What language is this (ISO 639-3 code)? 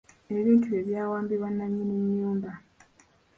lug